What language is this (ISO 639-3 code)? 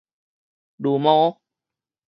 nan